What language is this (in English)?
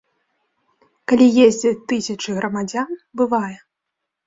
Belarusian